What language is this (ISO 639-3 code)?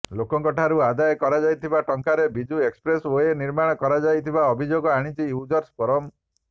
ori